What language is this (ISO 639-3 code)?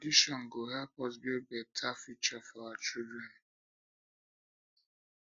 pcm